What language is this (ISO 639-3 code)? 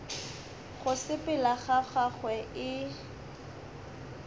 nso